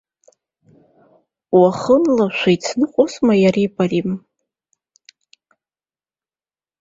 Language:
Abkhazian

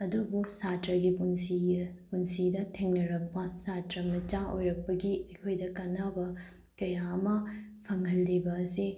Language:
Manipuri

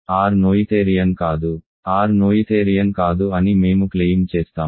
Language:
Telugu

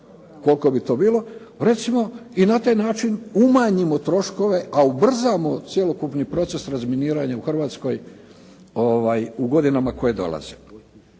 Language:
Croatian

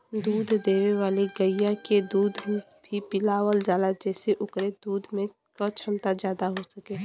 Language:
Bhojpuri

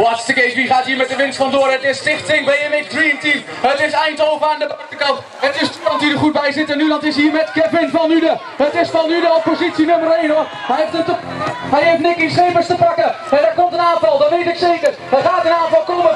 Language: Dutch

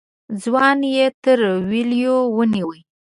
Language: Pashto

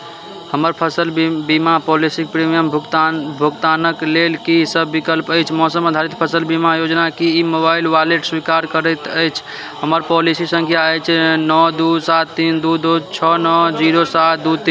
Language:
Maithili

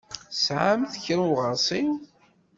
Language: Kabyle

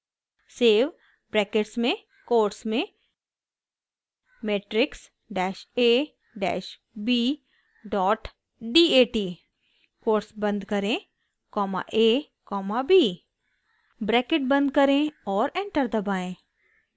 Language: Hindi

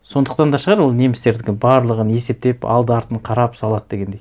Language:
Kazakh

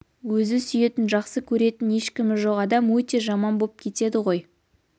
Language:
Kazakh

